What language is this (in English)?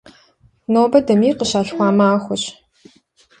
Kabardian